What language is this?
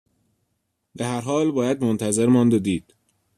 Persian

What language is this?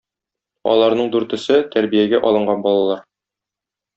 Tatar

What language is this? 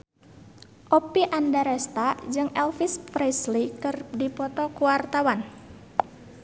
Sundanese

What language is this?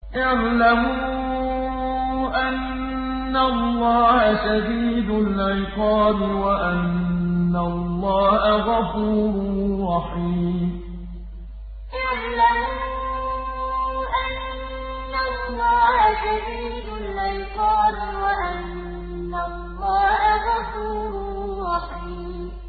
Arabic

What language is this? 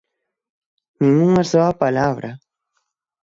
Galician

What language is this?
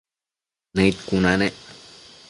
Matsés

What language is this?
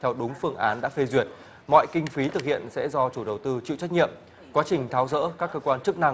Vietnamese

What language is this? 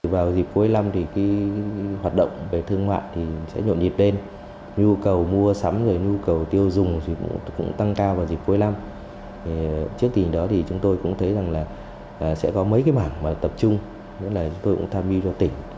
Vietnamese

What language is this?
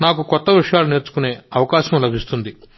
Telugu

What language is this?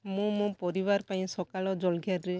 Odia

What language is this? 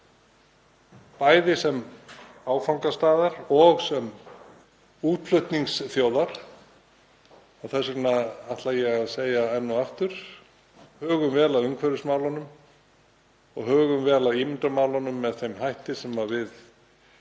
Icelandic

